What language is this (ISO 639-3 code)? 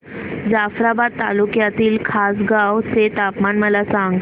mar